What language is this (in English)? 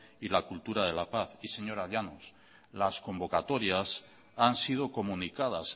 Spanish